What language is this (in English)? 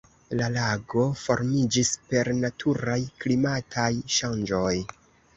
Esperanto